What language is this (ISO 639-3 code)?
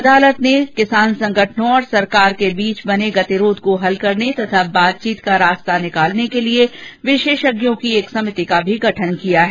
hin